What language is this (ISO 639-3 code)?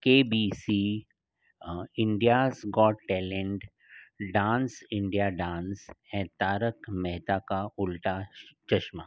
snd